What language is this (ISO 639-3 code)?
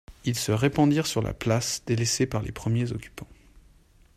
fra